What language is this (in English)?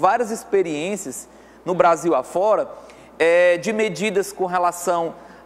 Portuguese